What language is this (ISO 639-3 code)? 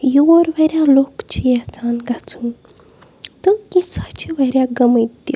kas